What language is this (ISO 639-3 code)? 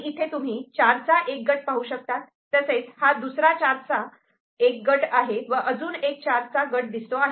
mar